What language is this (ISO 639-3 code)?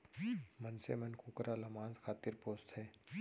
hne